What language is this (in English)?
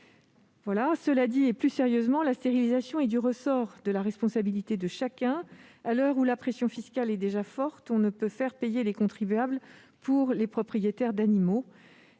French